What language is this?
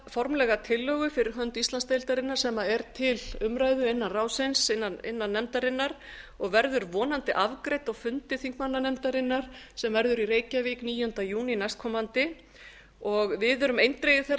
Icelandic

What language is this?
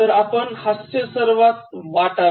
Marathi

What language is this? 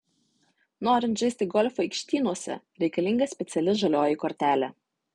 Lithuanian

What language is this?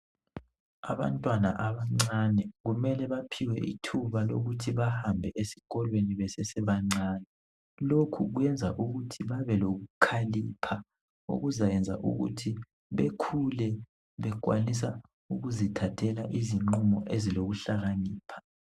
North Ndebele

